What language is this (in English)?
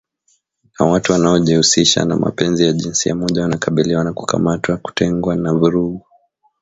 Swahili